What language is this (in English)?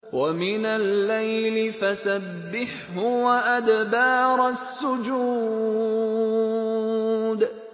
Arabic